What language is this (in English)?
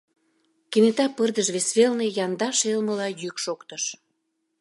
Mari